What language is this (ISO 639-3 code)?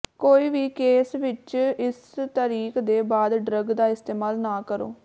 pan